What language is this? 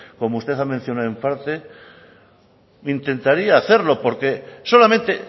Spanish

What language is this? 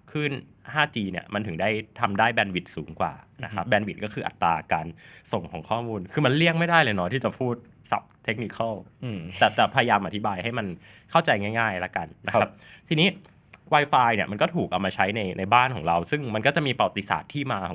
Thai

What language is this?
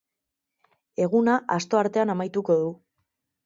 Basque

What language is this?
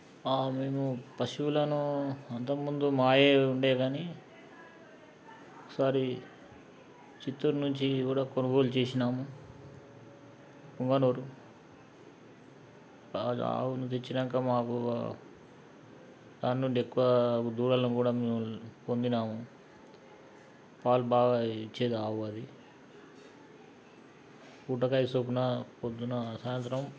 Telugu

